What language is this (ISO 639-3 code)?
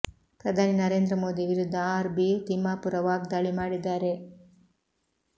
kan